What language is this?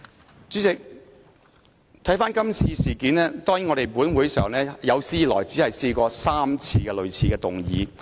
Cantonese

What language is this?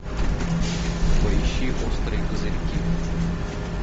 Russian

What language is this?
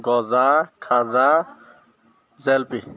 Assamese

